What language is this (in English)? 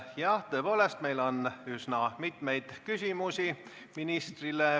Estonian